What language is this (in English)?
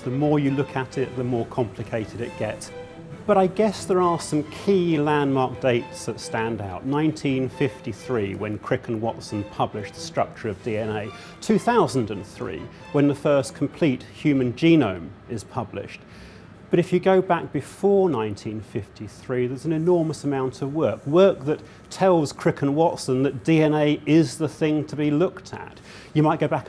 English